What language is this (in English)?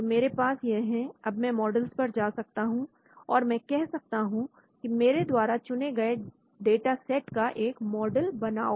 Hindi